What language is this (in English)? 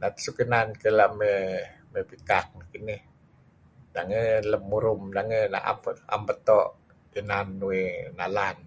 Kelabit